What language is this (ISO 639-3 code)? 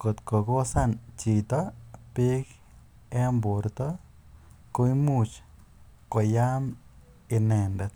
kln